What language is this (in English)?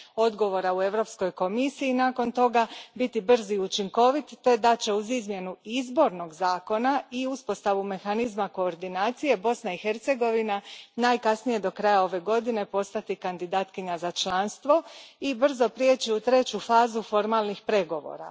Croatian